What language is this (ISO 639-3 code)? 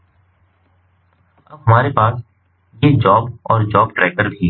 hin